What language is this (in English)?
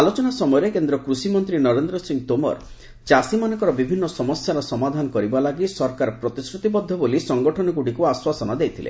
Odia